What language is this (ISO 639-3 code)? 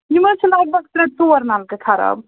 kas